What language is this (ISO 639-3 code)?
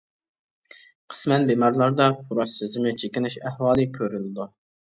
uig